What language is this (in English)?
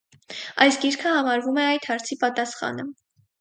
Armenian